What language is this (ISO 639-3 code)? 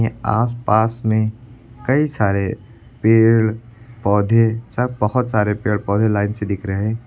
hin